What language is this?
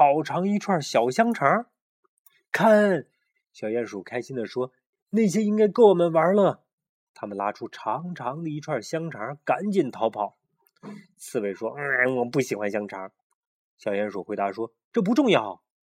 Chinese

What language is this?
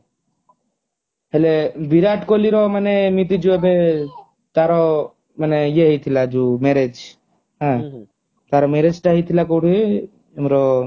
Odia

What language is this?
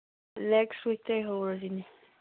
Manipuri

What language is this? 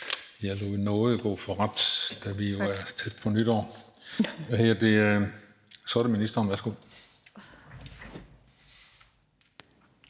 Danish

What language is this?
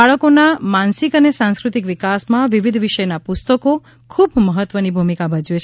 Gujarati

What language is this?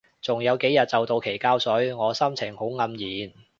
Cantonese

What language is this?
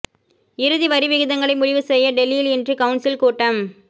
Tamil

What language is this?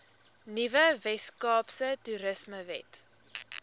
Afrikaans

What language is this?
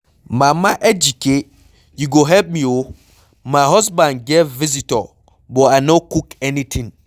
Nigerian Pidgin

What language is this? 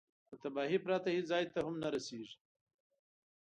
Pashto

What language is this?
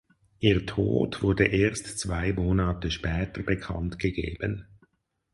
German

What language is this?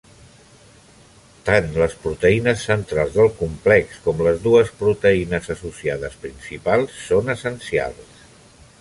Catalan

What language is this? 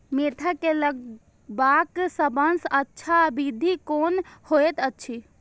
Maithili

